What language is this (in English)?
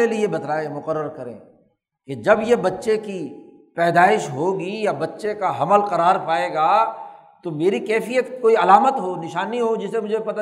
Urdu